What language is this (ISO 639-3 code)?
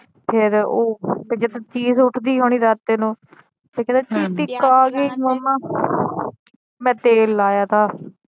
pan